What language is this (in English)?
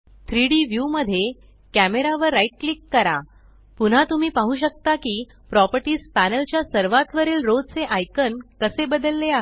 Marathi